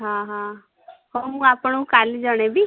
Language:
Odia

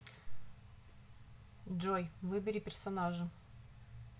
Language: Russian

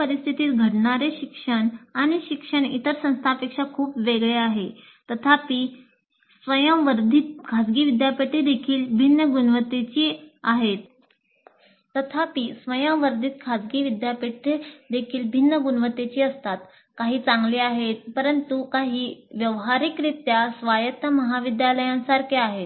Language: Marathi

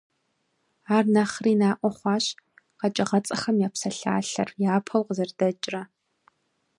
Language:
Kabardian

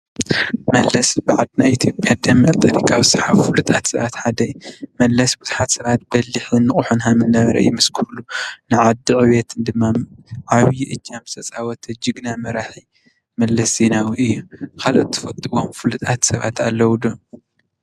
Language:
Tigrinya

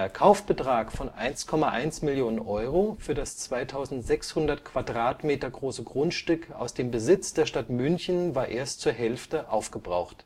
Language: German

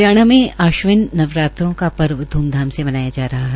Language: Hindi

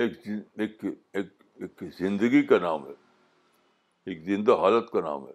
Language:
Urdu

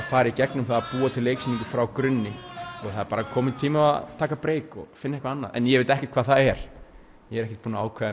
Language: Icelandic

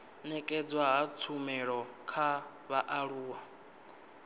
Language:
Venda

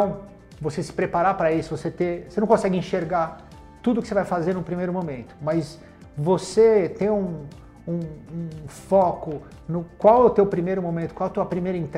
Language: Portuguese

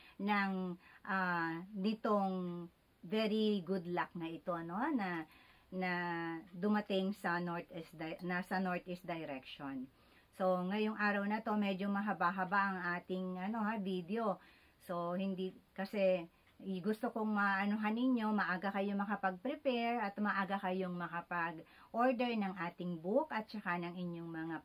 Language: Filipino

